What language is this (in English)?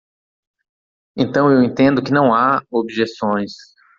Portuguese